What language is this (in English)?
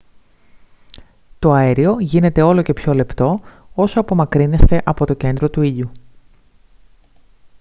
Greek